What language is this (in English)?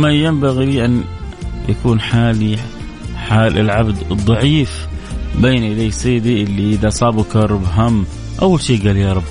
Arabic